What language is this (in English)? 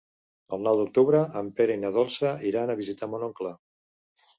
Catalan